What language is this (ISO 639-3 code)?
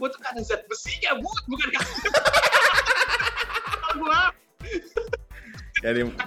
ind